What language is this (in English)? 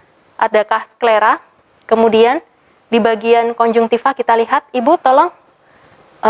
Indonesian